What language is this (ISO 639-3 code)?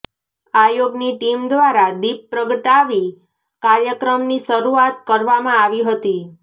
guj